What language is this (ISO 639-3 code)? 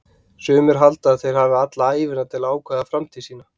isl